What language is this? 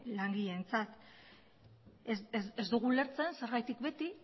Basque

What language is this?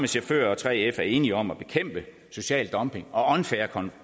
Danish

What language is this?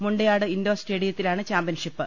Malayalam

